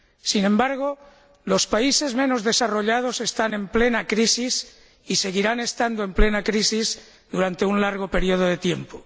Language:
Spanish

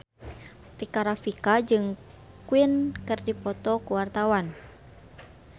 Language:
Sundanese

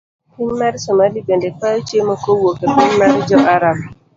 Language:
Luo (Kenya and Tanzania)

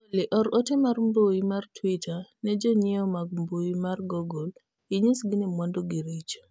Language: Luo (Kenya and Tanzania)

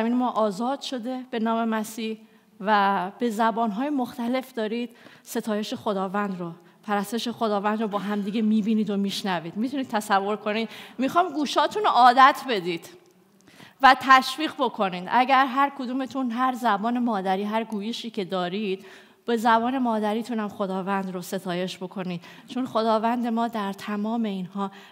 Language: Persian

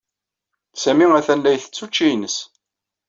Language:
Kabyle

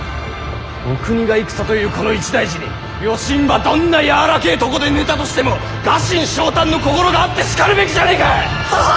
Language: Japanese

